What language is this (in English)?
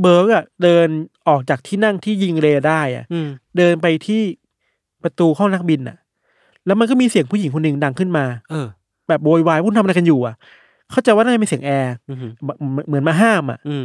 Thai